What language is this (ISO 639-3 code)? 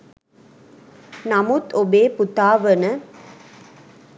sin